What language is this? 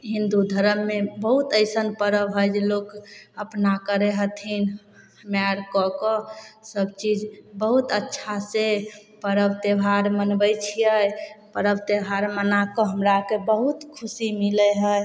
Maithili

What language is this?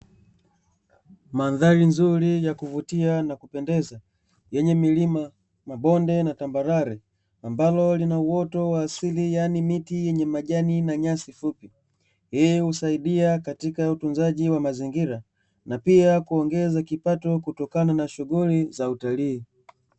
Swahili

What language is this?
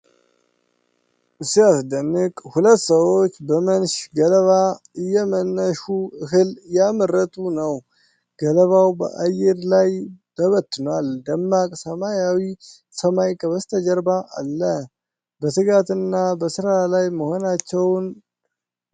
Amharic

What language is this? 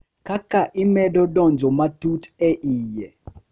Luo (Kenya and Tanzania)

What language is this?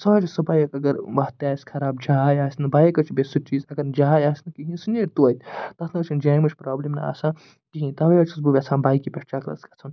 Kashmiri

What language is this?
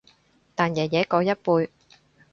Cantonese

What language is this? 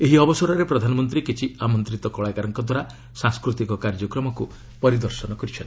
Odia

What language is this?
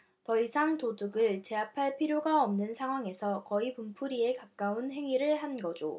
Korean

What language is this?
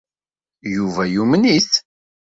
Kabyle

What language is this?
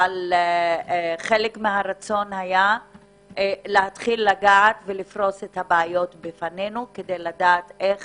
Hebrew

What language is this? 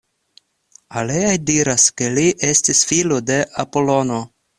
Esperanto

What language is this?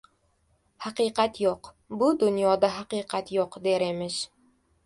Uzbek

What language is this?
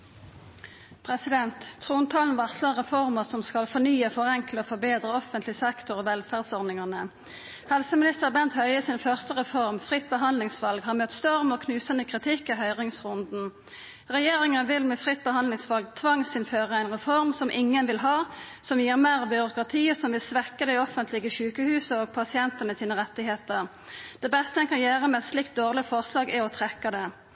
Norwegian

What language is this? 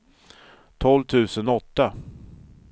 Swedish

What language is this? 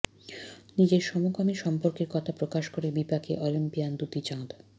Bangla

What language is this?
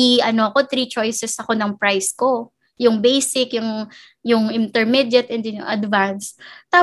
Filipino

